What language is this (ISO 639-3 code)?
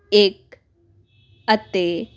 pan